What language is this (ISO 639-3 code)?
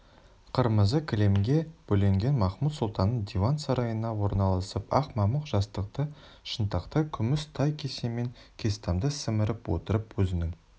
kaz